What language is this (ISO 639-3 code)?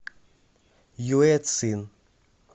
rus